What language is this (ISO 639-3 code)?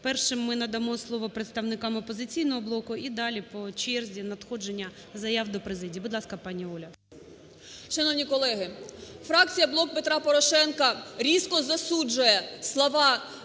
ukr